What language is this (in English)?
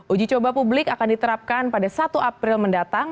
Indonesian